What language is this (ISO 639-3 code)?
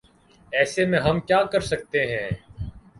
urd